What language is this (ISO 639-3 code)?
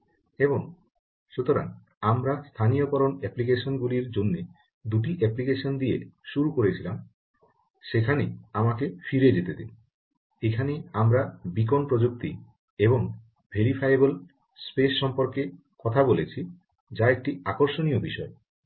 ben